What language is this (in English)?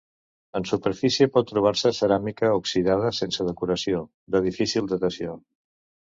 Catalan